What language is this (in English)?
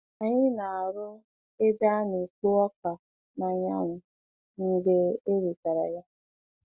Igbo